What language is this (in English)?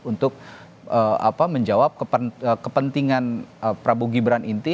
Indonesian